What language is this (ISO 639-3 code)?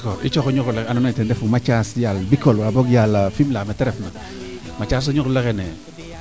srr